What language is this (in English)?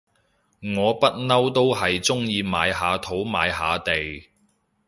Cantonese